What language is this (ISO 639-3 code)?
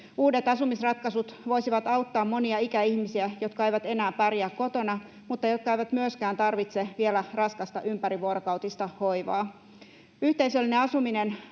fin